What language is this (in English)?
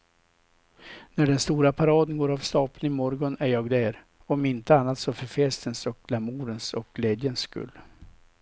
Swedish